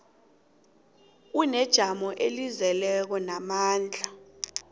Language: South Ndebele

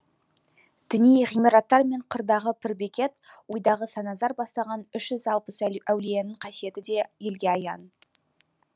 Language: Kazakh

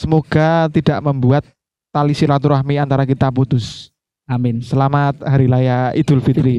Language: Indonesian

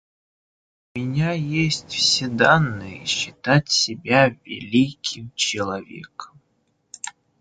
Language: Russian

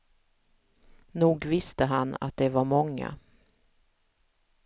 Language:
Swedish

